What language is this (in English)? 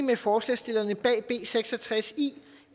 Danish